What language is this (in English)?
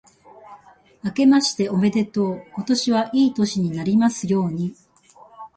Japanese